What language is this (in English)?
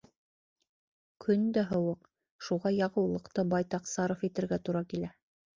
Bashkir